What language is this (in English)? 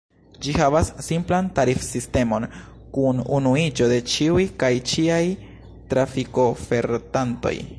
Esperanto